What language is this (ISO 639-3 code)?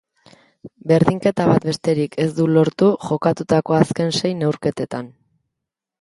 eus